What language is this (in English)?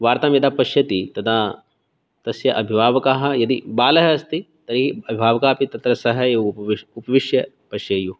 Sanskrit